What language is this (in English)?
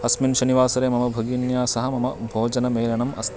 Sanskrit